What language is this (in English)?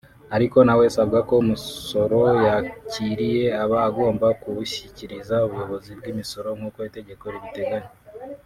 Kinyarwanda